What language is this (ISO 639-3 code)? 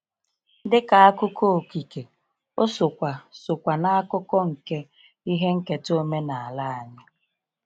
ibo